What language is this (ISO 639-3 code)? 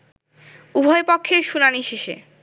ben